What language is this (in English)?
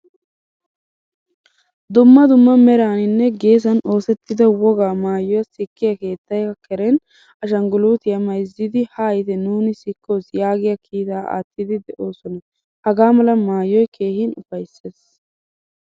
Wolaytta